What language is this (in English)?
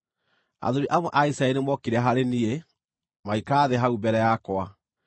Kikuyu